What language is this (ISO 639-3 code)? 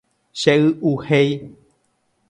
grn